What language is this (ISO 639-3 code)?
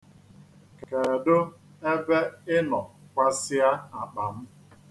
ibo